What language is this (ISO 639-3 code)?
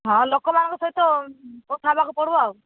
ori